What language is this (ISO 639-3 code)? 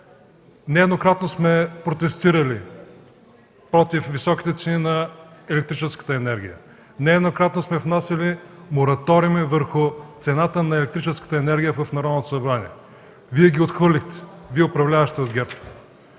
bul